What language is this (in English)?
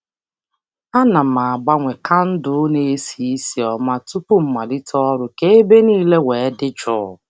Igbo